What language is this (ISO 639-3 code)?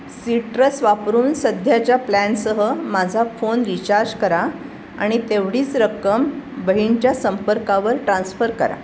mar